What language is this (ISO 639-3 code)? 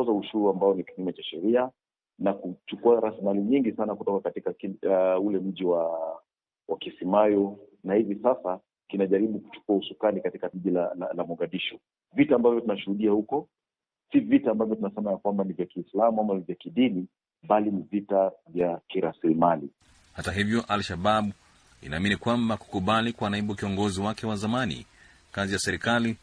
swa